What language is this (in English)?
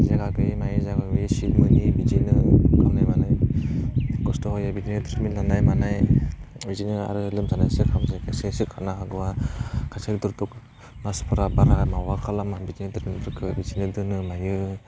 Bodo